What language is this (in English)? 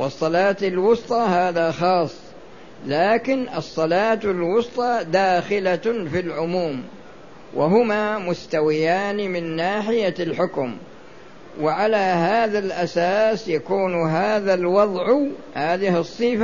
Arabic